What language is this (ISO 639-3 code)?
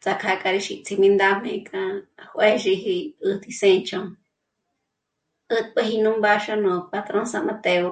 mmc